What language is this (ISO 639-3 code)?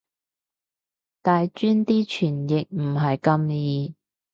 yue